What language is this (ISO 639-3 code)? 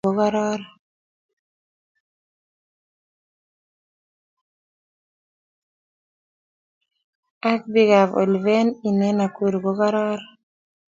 kln